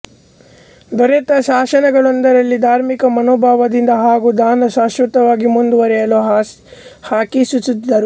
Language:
Kannada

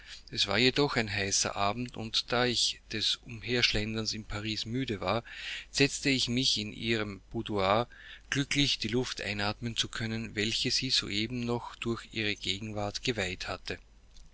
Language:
German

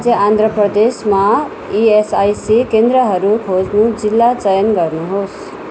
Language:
Nepali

